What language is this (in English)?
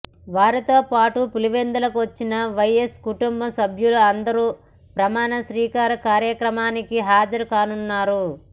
Telugu